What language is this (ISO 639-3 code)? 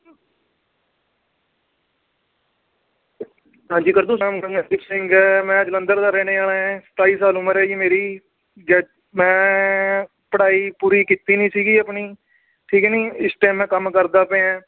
pan